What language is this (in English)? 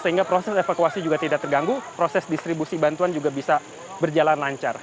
Indonesian